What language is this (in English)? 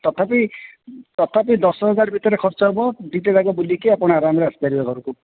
Odia